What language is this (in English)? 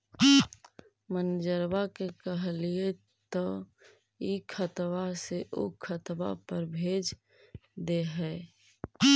Magahi